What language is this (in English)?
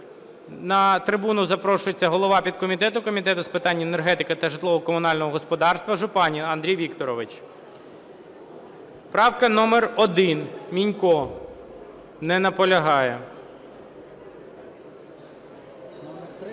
Ukrainian